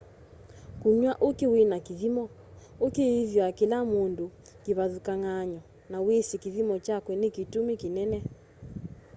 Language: Kamba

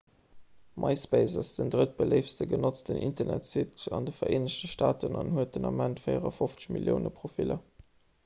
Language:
Luxembourgish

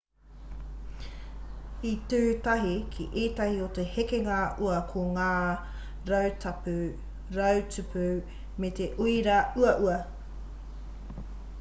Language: Māori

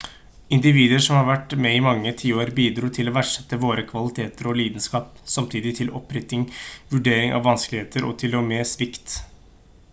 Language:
Norwegian Bokmål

